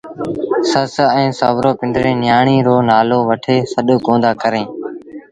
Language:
Sindhi Bhil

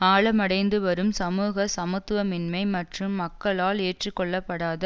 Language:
Tamil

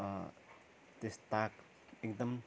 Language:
Nepali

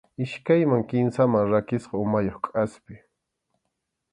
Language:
Arequipa-La Unión Quechua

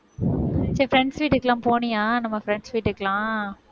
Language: Tamil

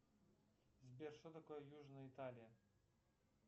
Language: Russian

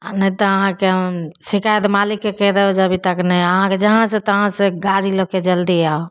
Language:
Maithili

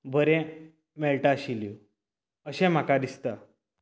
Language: Konkani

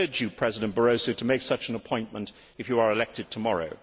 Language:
English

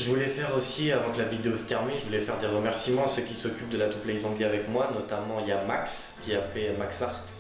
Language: French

